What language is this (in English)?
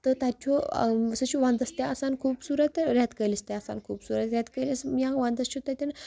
Kashmiri